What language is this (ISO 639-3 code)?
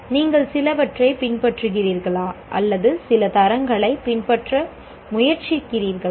tam